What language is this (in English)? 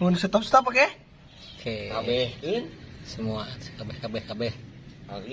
Indonesian